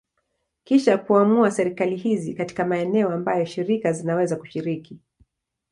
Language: Swahili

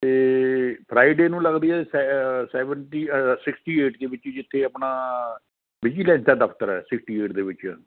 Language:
Punjabi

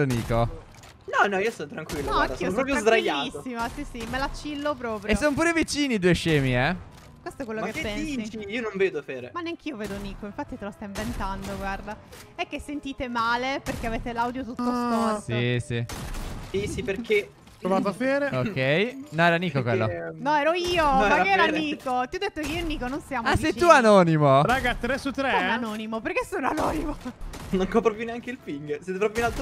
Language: Italian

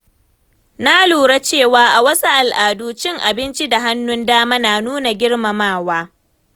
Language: Hausa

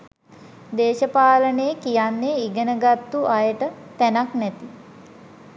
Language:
Sinhala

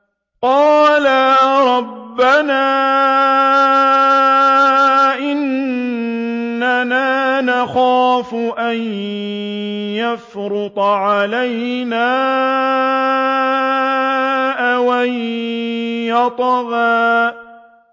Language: Arabic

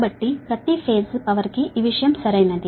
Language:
Telugu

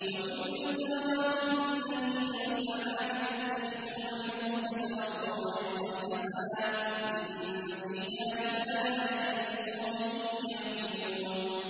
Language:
Arabic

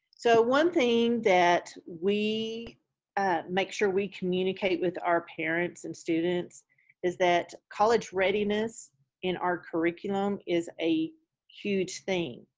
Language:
English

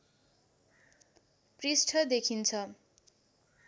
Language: Nepali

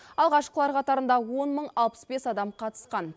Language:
Kazakh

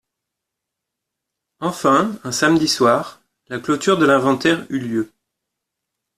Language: French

